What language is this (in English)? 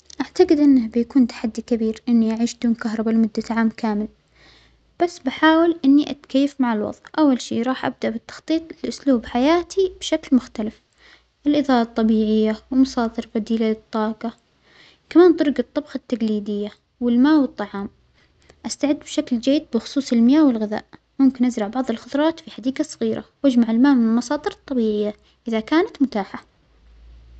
Omani Arabic